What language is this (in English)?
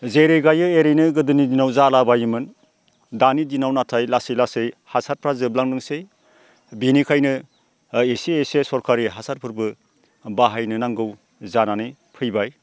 Bodo